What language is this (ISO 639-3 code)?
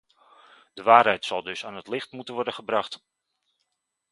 nld